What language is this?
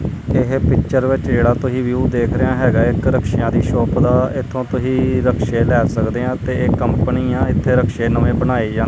Punjabi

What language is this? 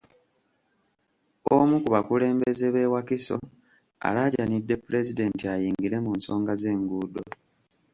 Ganda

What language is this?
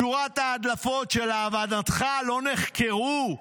Hebrew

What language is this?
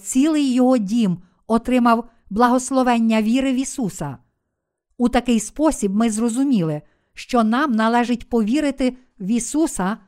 Ukrainian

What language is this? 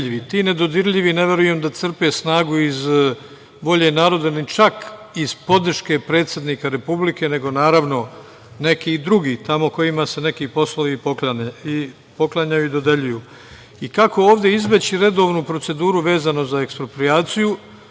Serbian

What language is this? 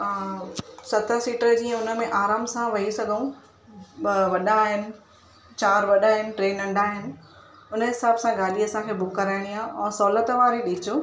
Sindhi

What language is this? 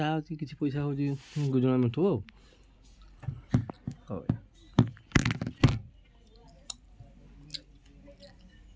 Odia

